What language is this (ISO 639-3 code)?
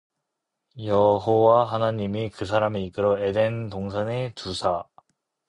kor